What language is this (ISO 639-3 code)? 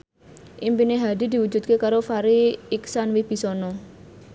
jav